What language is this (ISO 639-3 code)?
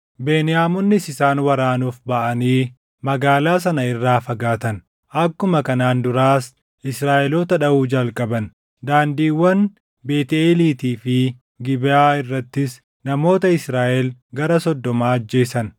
orm